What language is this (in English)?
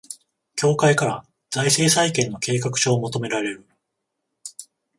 Japanese